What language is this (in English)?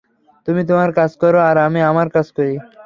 Bangla